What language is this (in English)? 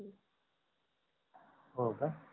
Marathi